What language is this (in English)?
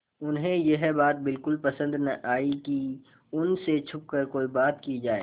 Hindi